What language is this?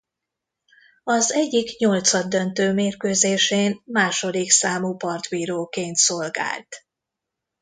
Hungarian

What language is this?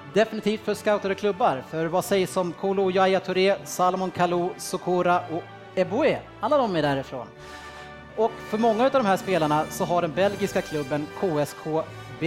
Swedish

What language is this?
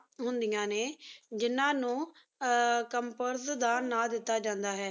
Punjabi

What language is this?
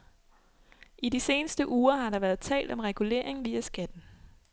Danish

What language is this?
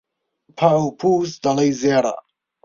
Central Kurdish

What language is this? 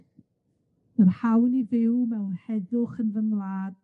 Welsh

